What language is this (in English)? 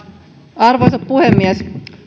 Finnish